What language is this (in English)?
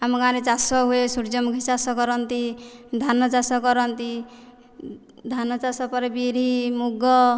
Odia